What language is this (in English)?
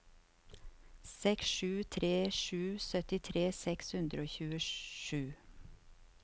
Norwegian